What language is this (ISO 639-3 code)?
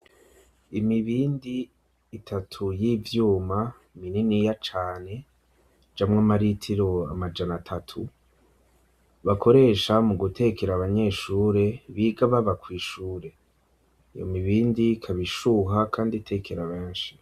run